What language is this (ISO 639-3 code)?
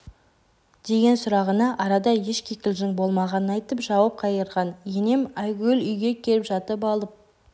kaz